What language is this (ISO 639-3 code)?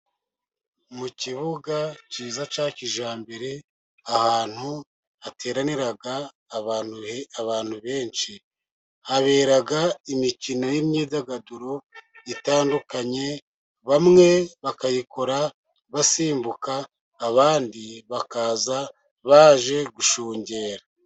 kin